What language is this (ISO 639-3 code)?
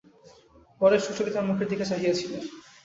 ben